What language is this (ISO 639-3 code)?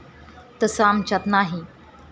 mar